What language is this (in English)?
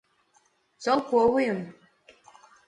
Mari